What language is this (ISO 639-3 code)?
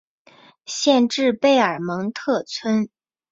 zho